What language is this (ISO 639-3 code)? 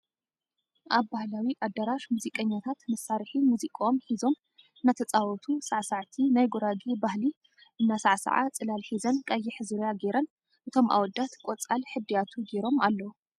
tir